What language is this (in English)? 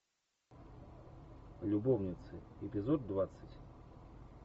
Russian